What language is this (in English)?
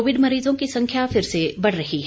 Hindi